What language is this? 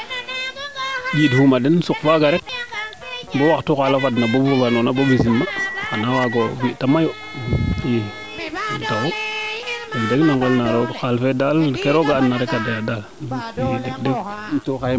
Serer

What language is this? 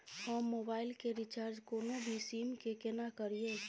Maithili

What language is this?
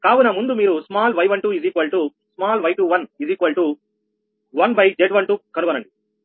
Telugu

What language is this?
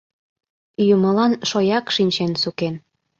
Mari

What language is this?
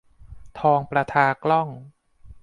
Thai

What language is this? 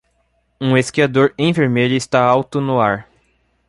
Portuguese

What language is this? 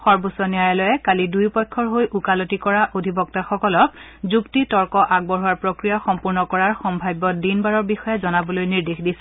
Assamese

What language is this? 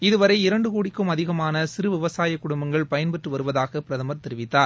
Tamil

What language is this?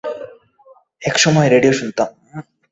Bangla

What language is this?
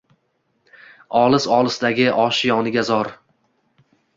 Uzbek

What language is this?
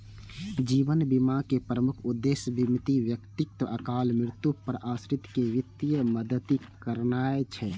Maithili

